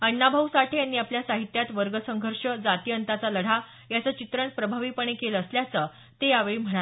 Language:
Marathi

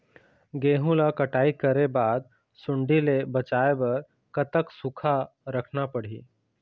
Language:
Chhattisgarhi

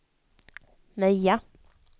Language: Swedish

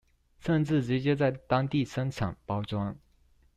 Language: Chinese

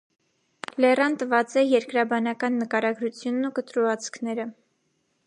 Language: Armenian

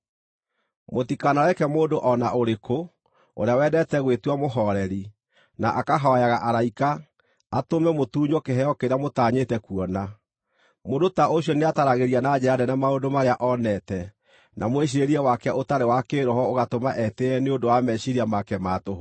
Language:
Kikuyu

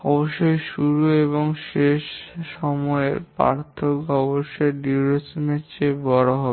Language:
Bangla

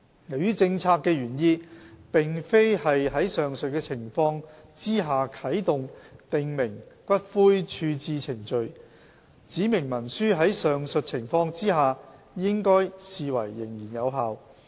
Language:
Cantonese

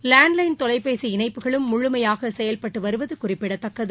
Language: Tamil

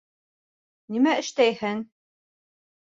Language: Bashkir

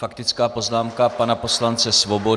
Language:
Czech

